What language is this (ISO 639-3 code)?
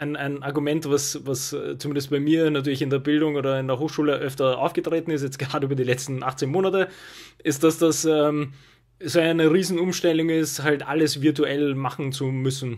deu